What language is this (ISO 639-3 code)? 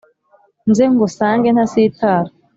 kin